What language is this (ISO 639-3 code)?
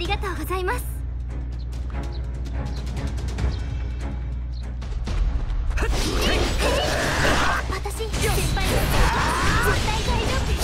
jpn